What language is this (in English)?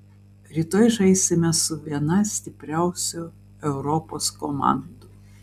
Lithuanian